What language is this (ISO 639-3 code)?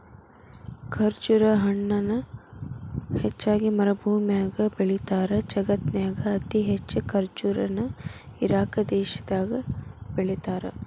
kan